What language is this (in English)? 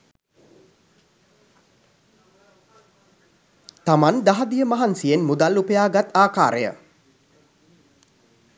Sinhala